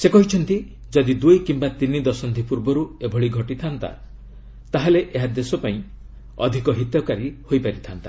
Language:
Odia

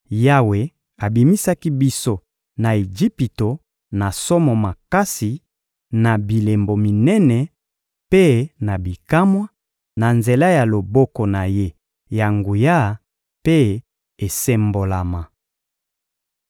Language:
Lingala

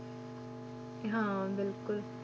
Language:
Punjabi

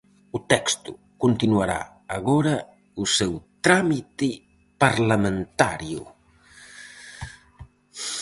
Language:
Galician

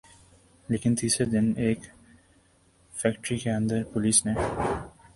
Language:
Urdu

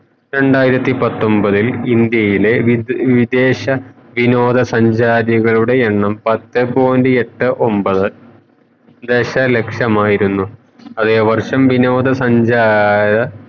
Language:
Malayalam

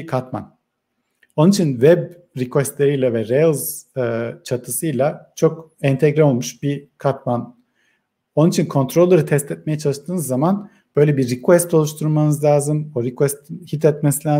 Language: Turkish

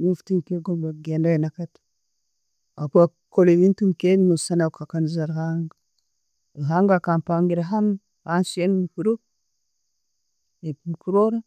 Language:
Tooro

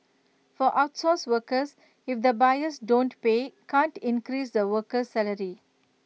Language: English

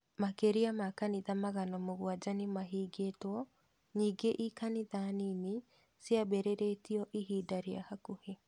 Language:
Kikuyu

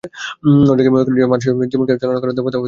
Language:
Bangla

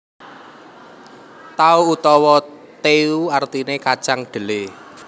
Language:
Javanese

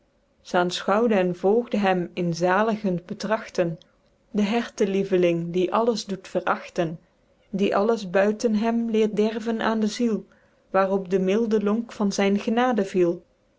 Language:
Dutch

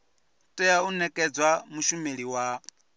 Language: Venda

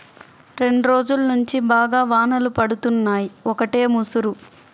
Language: Telugu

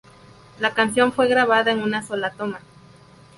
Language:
Spanish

